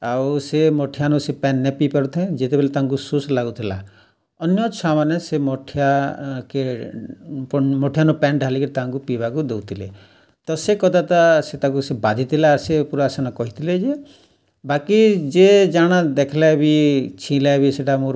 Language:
Odia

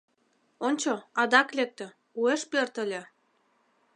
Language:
Mari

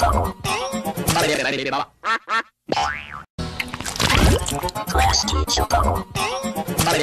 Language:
Japanese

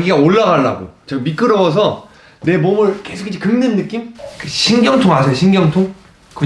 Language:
Korean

